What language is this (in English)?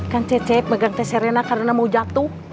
Indonesian